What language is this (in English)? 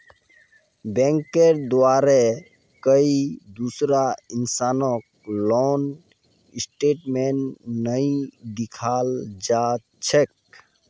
Magahi